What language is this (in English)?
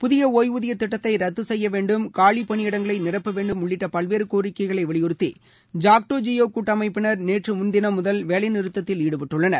Tamil